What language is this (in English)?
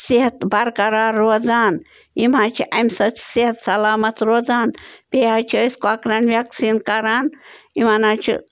Kashmiri